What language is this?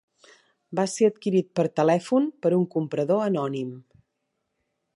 Catalan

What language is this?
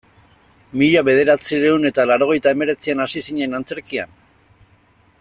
Basque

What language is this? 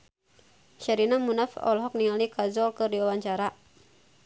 Sundanese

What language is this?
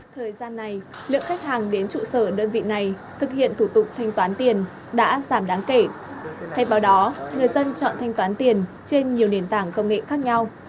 Vietnamese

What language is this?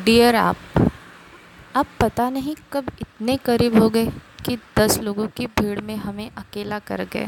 Hindi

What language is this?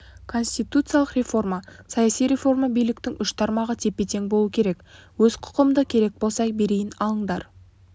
Kazakh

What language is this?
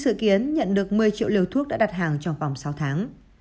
Vietnamese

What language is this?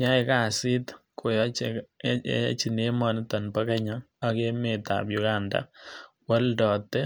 Kalenjin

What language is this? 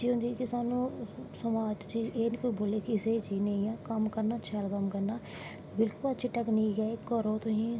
Dogri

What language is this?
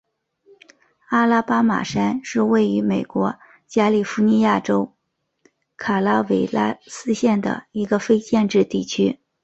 Chinese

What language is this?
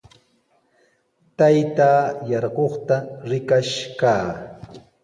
Sihuas Ancash Quechua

